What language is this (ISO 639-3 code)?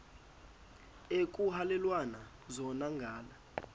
xho